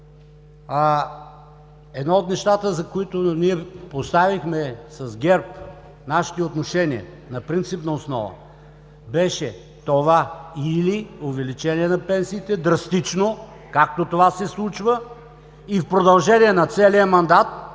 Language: Bulgarian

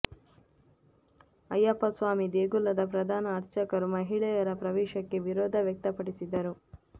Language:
Kannada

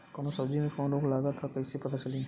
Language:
Bhojpuri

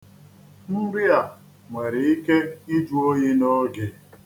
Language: Igbo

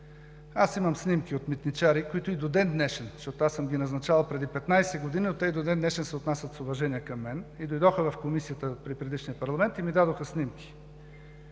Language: Bulgarian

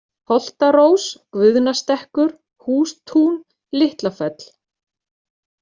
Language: Icelandic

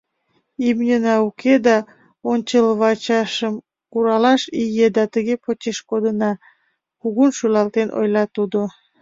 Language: Mari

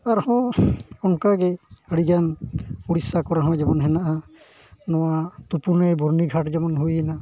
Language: Santali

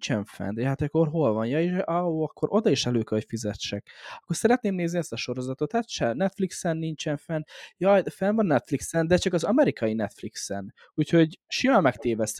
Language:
Hungarian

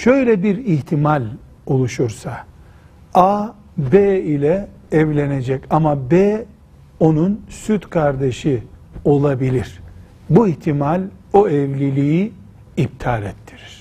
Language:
Turkish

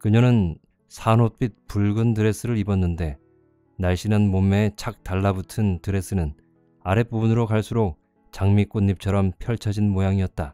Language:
Korean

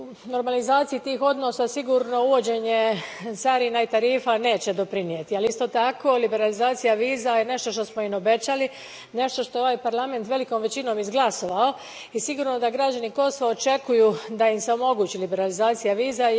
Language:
Croatian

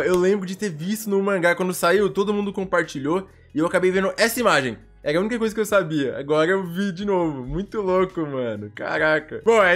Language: Portuguese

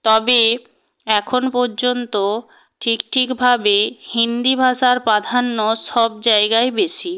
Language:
Bangla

